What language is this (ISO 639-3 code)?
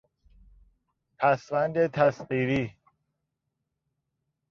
fas